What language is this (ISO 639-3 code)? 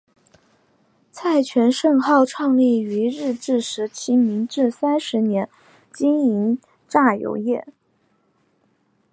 zho